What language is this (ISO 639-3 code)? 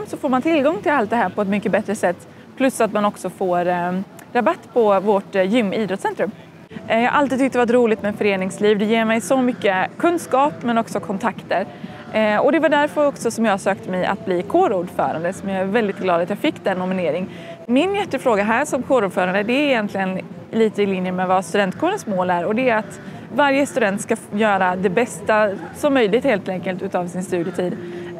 swe